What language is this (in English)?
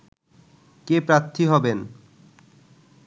Bangla